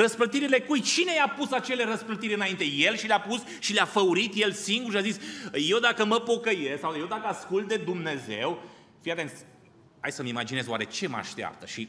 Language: Romanian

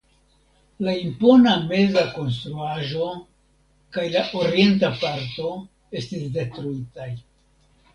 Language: Esperanto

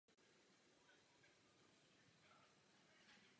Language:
Czech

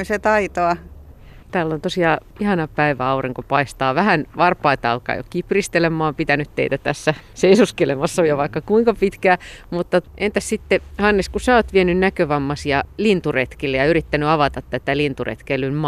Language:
Finnish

